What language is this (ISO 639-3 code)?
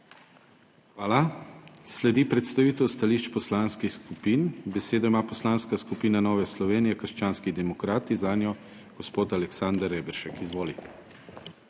slv